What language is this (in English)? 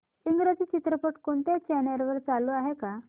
Marathi